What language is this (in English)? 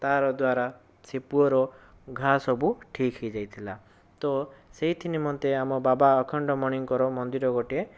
Odia